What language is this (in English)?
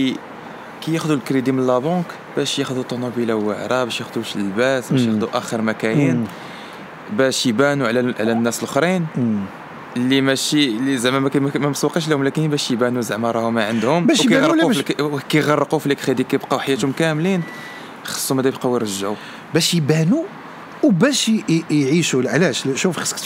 Arabic